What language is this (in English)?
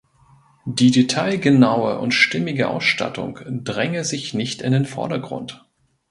German